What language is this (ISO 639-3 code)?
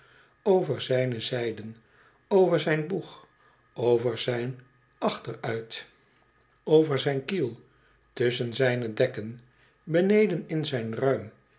nld